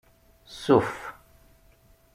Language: Kabyle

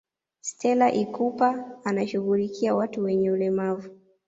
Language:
Swahili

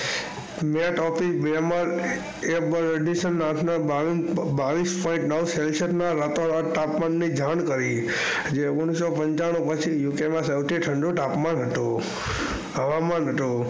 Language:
Gujarati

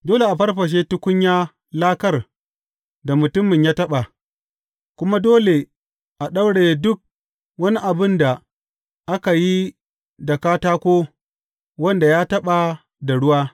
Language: Hausa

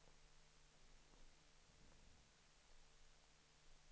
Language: Swedish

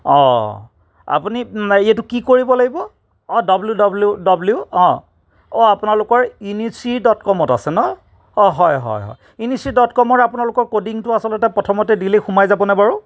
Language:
Assamese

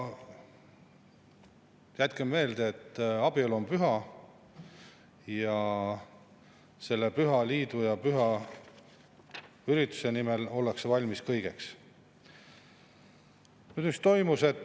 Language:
Estonian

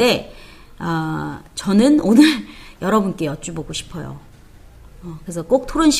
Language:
Korean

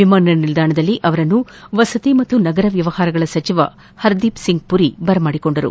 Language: Kannada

